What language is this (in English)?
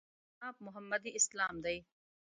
Pashto